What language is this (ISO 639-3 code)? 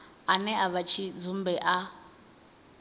ven